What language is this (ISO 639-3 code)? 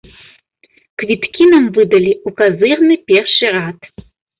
bel